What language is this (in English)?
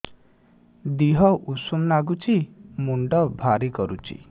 Odia